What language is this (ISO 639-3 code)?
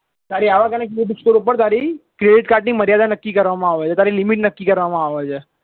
guj